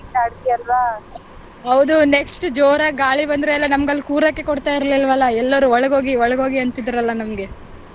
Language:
Kannada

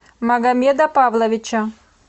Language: Russian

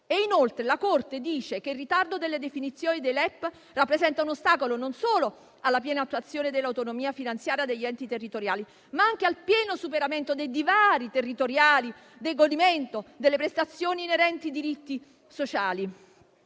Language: Italian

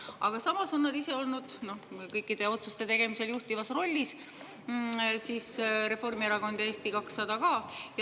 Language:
Estonian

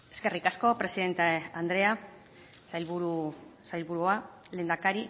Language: Basque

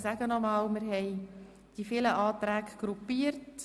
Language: Swiss German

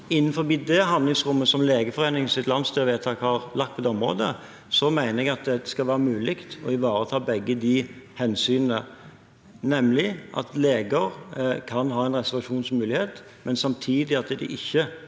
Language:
Norwegian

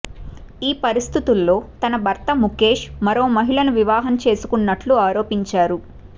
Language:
Telugu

